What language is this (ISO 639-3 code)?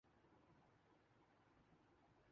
urd